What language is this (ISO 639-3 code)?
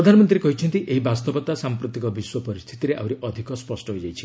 ori